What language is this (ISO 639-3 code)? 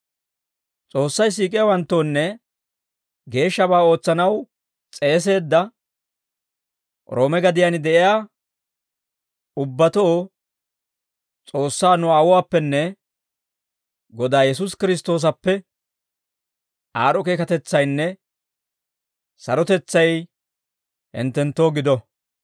dwr